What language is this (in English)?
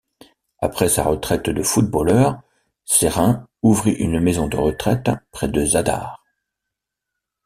French